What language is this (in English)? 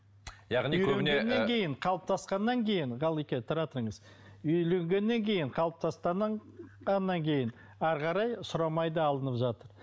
Kazakh